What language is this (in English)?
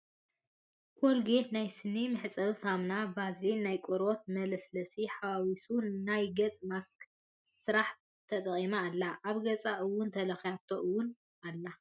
Tigrinya